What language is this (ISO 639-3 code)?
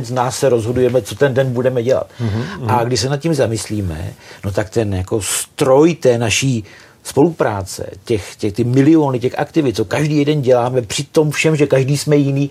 ces